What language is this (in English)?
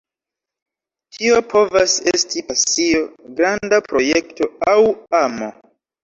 Esperanto